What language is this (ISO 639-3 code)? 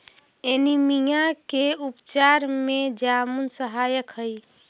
mag